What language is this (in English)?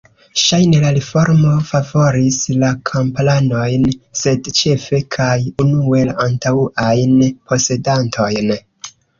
Esperanto